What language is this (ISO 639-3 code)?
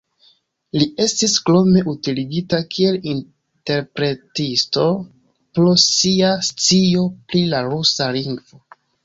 epo